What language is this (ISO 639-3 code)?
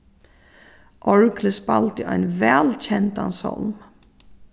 fao